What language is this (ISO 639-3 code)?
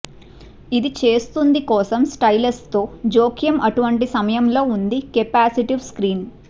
tel